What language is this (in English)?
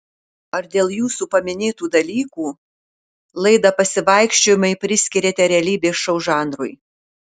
Lithuanian